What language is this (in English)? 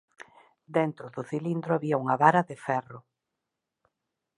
Galician